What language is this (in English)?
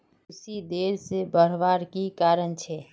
Magahi